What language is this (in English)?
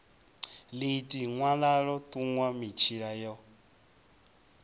Venda